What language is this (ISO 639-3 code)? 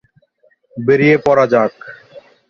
ben